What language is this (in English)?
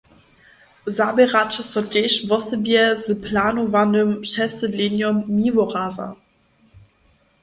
Upper Sorbian